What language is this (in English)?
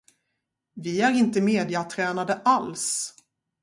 Swedish